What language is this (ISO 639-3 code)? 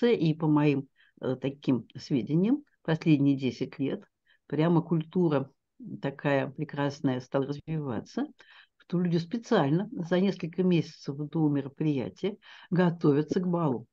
rus